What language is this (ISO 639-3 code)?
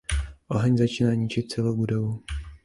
ces